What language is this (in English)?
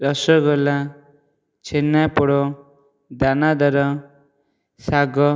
Odia